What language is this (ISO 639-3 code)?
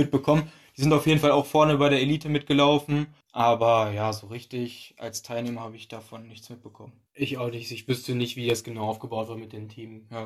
deu